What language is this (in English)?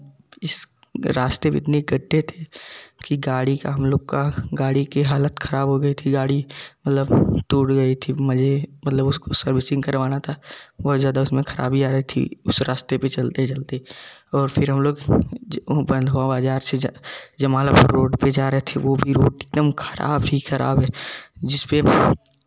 Hindi